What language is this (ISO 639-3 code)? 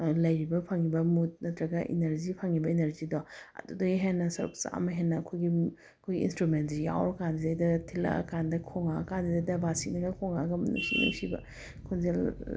mni